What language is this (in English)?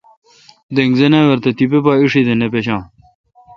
Kalkoti